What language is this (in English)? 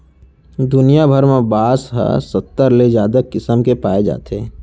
Chhattisgarhi